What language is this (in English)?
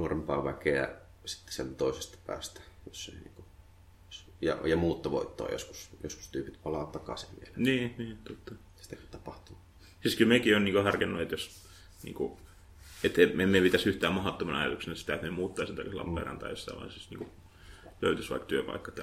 Finnish